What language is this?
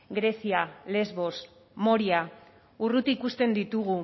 Basque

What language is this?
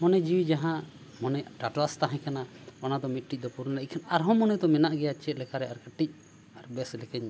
Santali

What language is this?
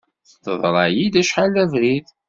Kabyle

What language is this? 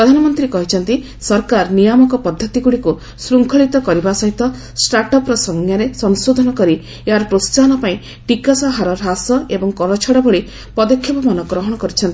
Odia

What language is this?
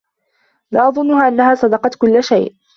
Arabic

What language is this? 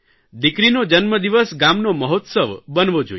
Gujarati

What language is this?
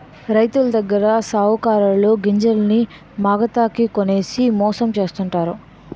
Telugu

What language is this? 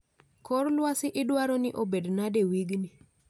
Luo (Kenya and Tanzania)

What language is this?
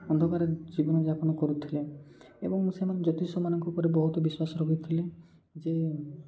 Odia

